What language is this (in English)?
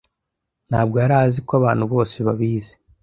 Kinyarwanda